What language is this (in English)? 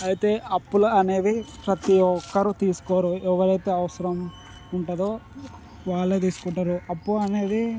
Telugu